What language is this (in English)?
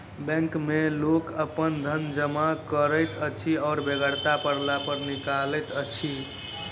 Maithili